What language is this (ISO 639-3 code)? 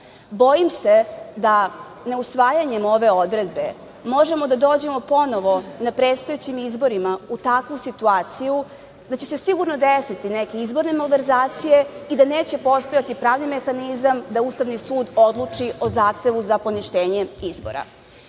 srp